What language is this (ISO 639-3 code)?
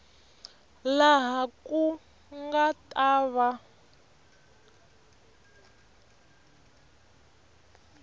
tso